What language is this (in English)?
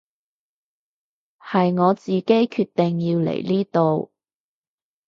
Cantonese